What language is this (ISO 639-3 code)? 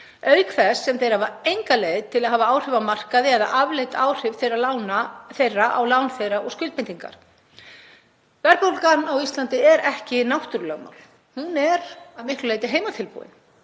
isl